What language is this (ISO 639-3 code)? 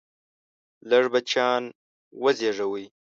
pus